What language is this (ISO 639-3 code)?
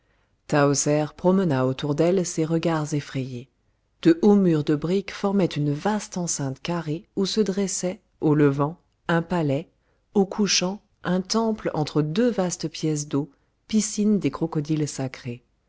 fra